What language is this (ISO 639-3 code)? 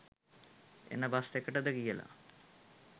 sin